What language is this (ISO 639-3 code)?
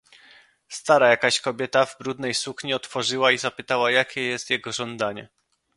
pol